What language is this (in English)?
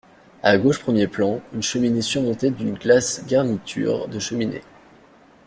French